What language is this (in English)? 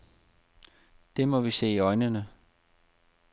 Danish